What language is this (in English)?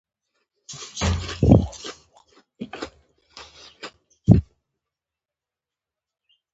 Pashto